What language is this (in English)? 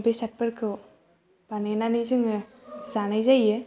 Bodo